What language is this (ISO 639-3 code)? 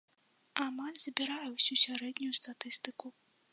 bel